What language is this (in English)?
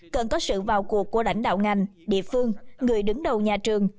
Vietnamese